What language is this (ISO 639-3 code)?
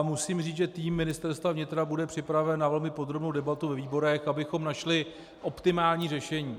ces